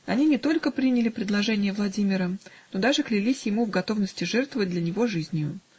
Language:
Russian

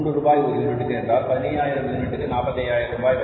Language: Tamil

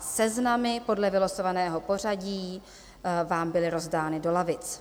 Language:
Czech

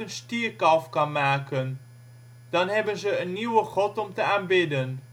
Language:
Dutch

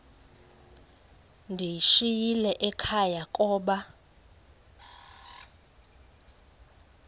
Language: Xhosa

